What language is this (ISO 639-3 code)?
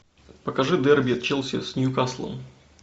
rus